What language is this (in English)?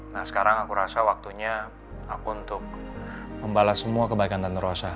Indonesian